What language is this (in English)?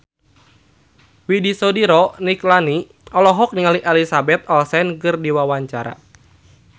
Sundanese